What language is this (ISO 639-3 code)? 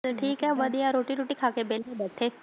pan